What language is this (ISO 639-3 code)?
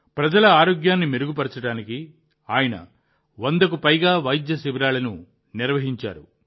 tel